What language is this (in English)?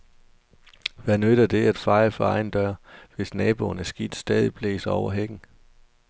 Danish